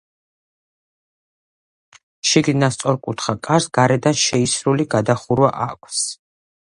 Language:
Georgian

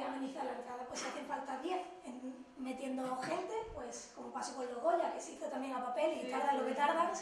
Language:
Spanish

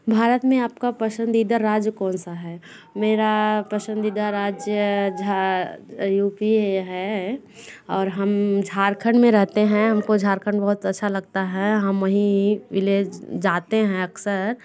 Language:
Hindi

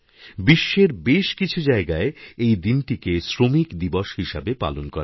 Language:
Bangla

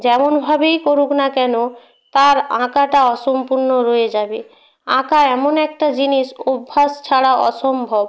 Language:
Bangla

